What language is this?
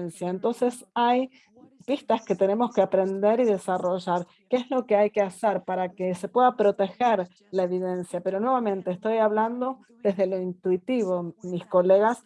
Spanish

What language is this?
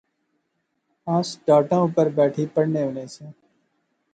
Pahari-Potwari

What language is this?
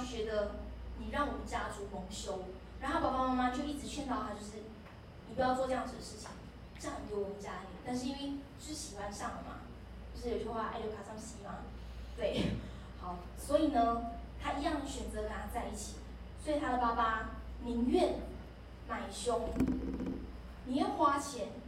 Chinese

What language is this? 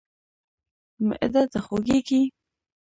Pashto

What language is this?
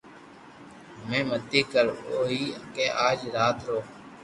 Loarki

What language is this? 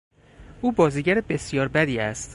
Persian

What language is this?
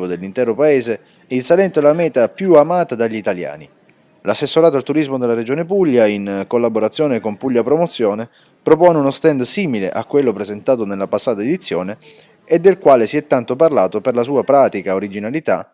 Italian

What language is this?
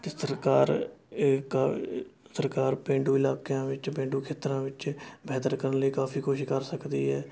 Punjabi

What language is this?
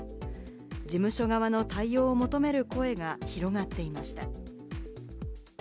Japanese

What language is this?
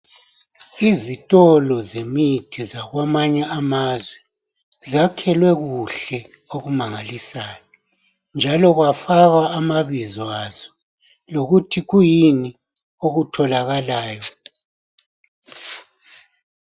North Ndebele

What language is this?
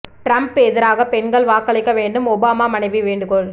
Tamil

